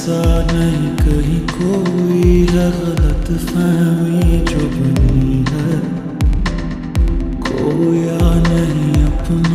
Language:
Arabic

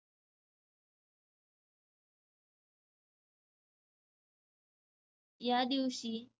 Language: Marathi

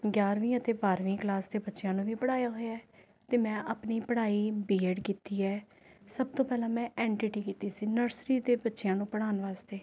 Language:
Punjabi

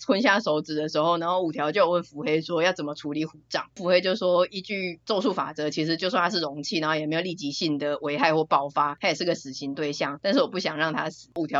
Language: Chinese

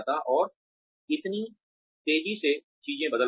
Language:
Hindi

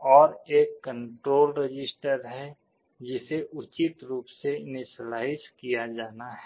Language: Hindi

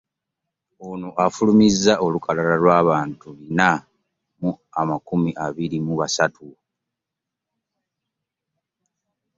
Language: Ganda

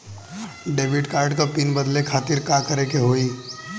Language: Bhojpuri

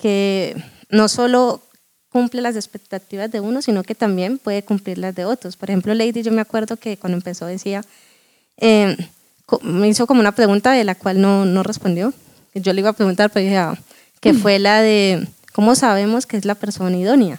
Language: Spanish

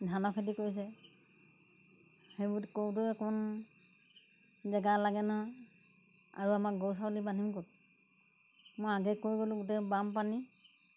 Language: Assamese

